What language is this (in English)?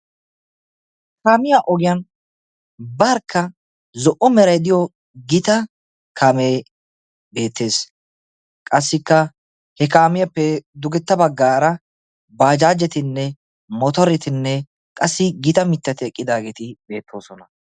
Wolaytta